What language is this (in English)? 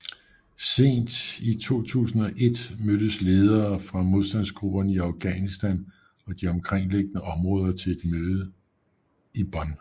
Danish